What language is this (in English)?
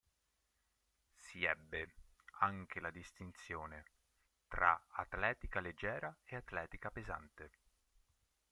Italian